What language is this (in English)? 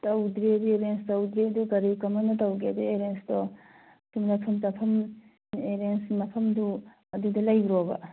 Manipuri